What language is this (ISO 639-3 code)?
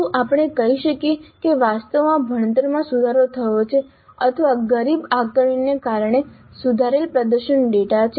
guj